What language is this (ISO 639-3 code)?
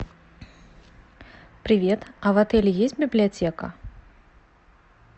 rus